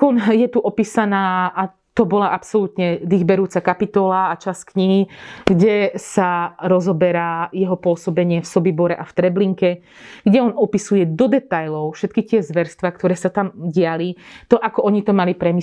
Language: Slovak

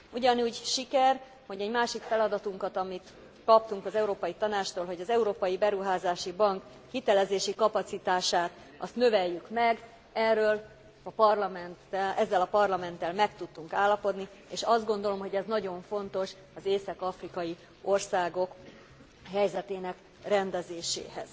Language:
Hungarian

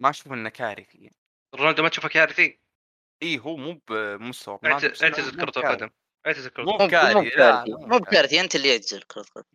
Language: Arabic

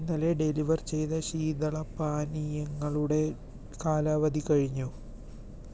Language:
Malayalam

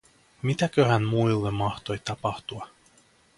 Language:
Finnish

